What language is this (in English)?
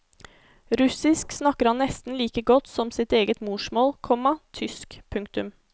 Norwegian